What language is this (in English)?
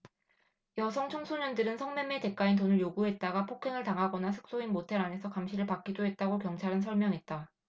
Korean